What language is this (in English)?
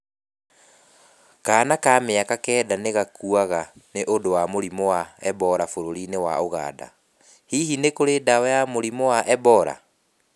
Kikuyu